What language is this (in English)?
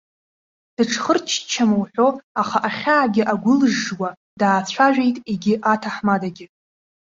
Abkhazian